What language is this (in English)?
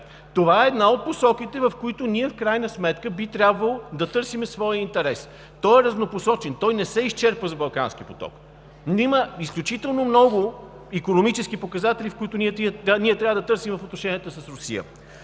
Bulgarian